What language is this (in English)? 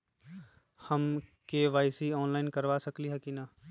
Magahi